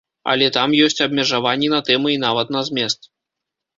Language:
Belarusian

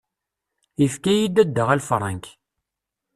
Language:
Kabyle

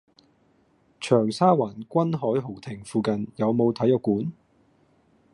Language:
Cantonese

